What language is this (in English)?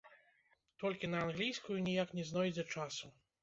Belarusian